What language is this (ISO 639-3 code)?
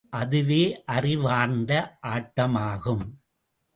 tam